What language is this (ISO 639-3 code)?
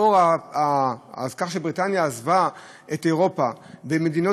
heb